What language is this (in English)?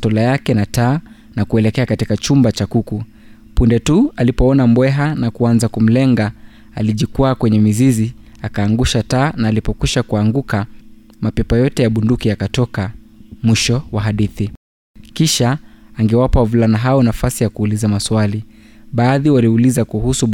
Swahili